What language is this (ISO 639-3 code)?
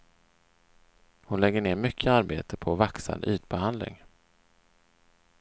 swe